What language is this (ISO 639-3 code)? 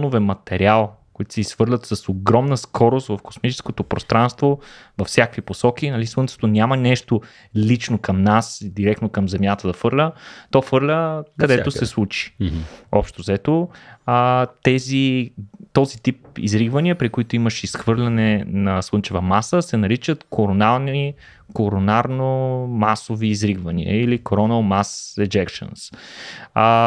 bul